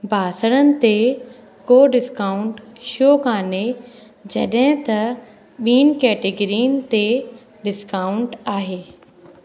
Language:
Sindhi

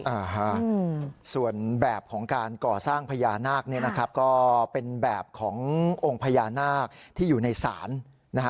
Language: Thai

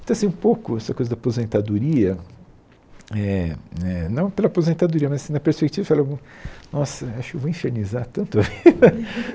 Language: Portuguese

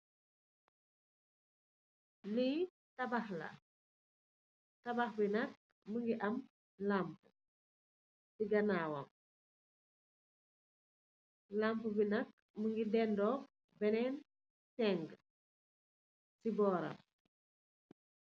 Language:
Wolof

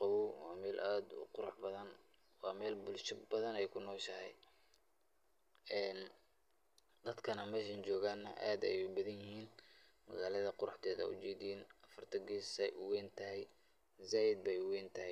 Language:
Somali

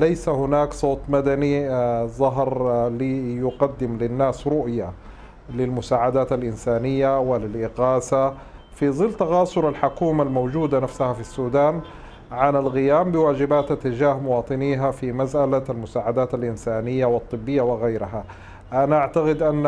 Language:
Arabic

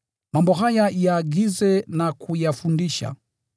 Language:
Swahili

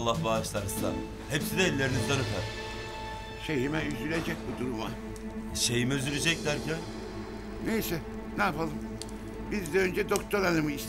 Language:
Turkish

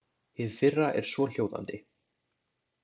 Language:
Icelandic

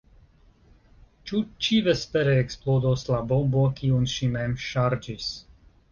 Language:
Esperanto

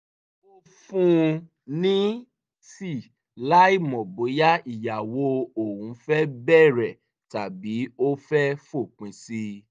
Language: Yoruba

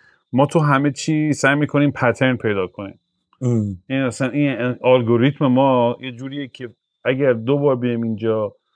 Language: Persian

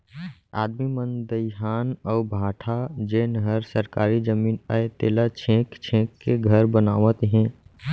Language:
Chhattisgarhi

